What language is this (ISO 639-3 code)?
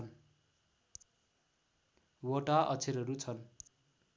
nep